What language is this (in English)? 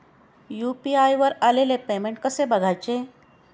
Marathi